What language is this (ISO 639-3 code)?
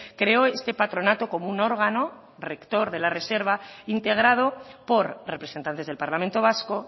spa